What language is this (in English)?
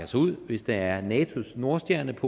Danish